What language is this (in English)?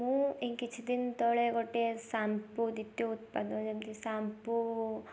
Odia